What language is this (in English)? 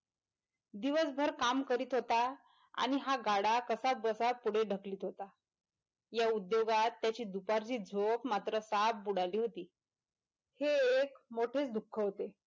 Marathi